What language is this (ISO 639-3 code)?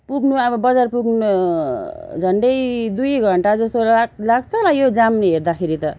nep